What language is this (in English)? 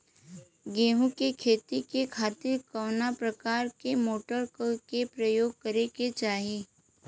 Bhojpuri